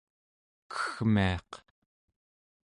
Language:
Central Yupik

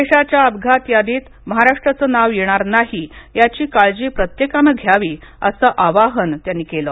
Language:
Marathi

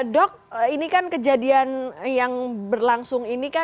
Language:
Indonesian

